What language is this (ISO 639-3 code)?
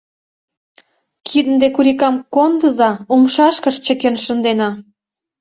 chm